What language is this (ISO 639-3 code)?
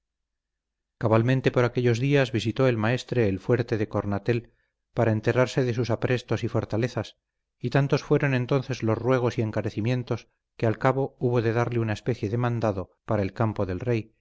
spa